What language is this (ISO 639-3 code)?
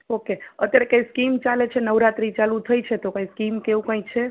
guj